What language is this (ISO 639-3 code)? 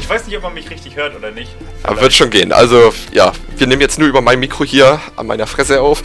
deu